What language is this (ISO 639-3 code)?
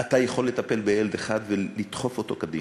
heb